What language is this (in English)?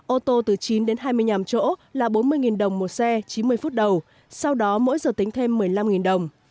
Vietnamese